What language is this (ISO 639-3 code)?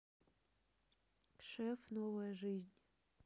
rus